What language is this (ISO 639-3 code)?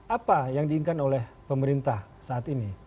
ind